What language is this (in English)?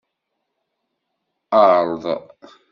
Kabyle